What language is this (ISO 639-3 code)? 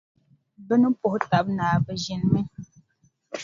dag